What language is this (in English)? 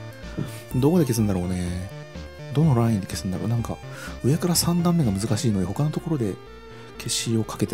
Japanese